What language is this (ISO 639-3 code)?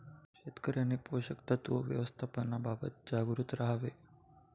mar